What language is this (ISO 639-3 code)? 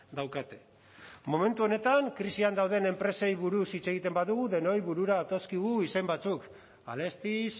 eus